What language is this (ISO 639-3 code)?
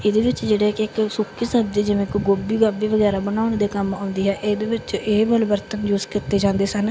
pan